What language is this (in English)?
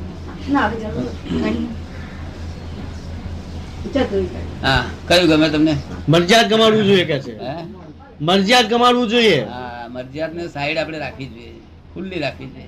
Gujarati